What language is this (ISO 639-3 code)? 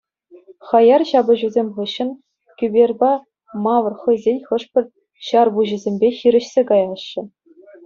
chv